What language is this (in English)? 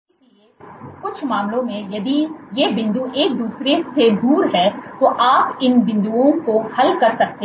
Hindi